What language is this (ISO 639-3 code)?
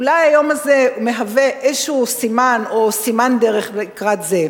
heb